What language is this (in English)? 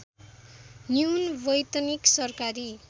Nepali